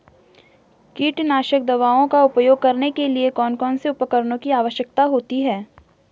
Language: Hindi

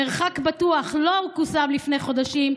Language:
Hebrew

